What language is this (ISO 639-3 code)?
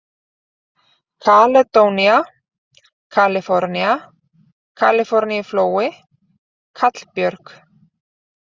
isl